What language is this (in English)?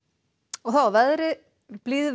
Icelandic